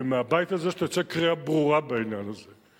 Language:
Hebrew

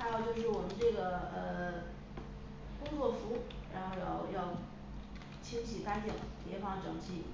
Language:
Chinese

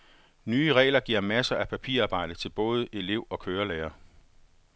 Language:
Danish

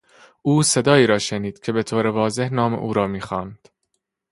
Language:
Persian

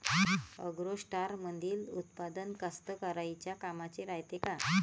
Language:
Marathi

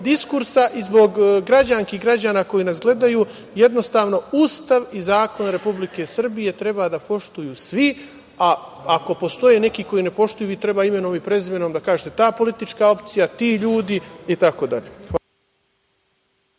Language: Serbian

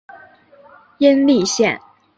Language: Chinese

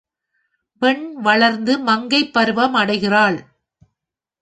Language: Tamil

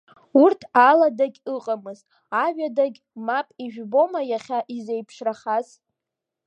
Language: Abkhazian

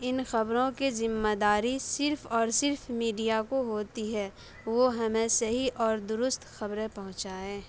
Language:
Urdu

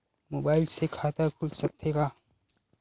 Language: Chhattisgarhi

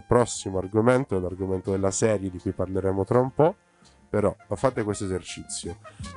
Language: Italian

